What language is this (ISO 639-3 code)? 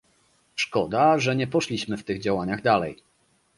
pol